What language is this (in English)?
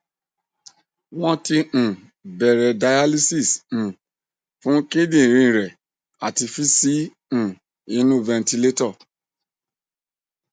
Yoruba